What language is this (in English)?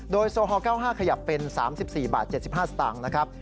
Thai